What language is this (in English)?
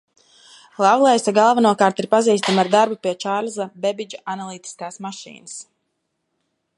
Latvian